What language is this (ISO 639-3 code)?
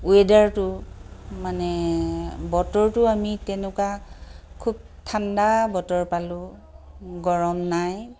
asm